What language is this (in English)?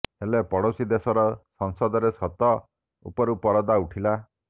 Odia